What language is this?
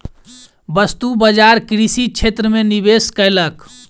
Maithili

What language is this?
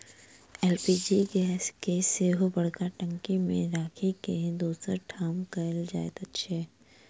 Maithili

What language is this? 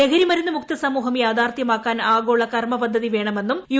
Malayalam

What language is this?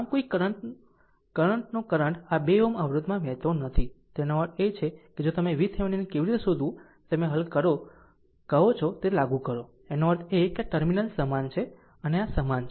Gujarati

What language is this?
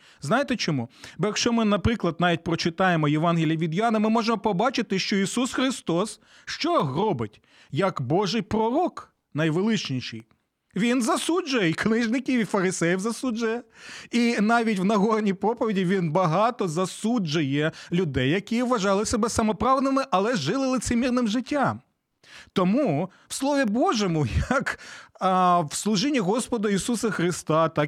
Ukrainian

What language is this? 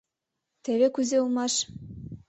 Mari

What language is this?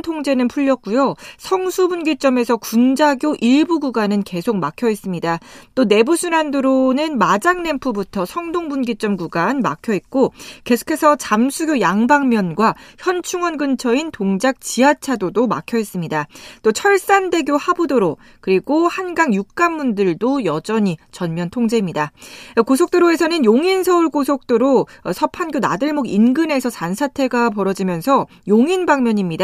Korean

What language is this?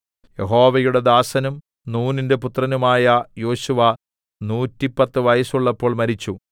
Malayalam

